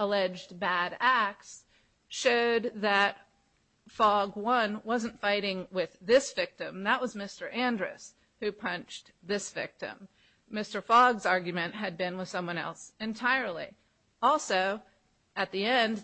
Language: English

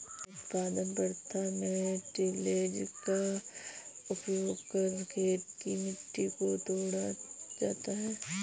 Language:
Hindi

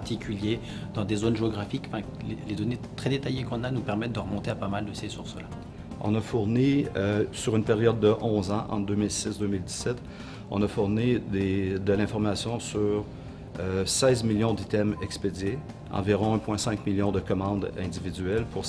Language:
French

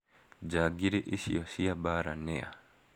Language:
Kikuyu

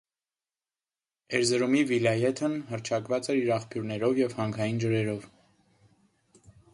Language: Armenian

